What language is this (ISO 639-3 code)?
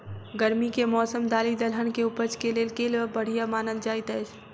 mai